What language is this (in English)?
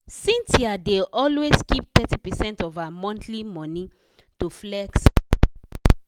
Nigerian Pidgin